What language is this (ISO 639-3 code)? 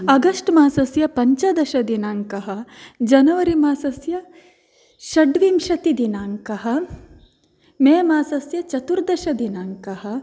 san